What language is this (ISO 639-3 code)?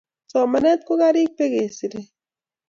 kln